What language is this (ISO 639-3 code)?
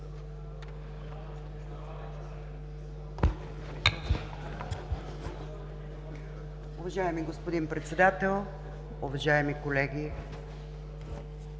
bul